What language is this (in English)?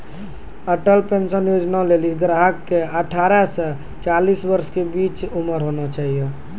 Maithili